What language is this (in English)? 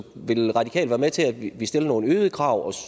Danish